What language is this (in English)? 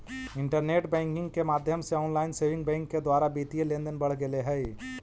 Magahi